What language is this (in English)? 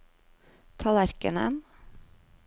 Norwegian